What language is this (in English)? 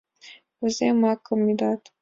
Mari